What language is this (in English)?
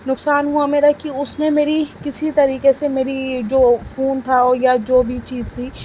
Urdu